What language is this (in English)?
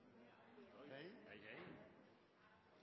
Norwegian Bokmål